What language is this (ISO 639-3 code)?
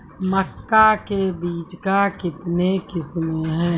mai